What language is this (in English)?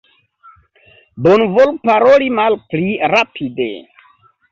Esperanto